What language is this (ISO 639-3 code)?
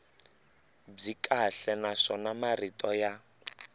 tso